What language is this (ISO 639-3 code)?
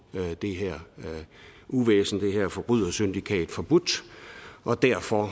dan